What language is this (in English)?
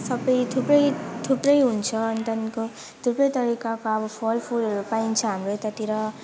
Nepali